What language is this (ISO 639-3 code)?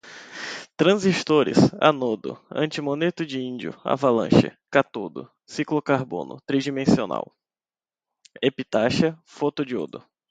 por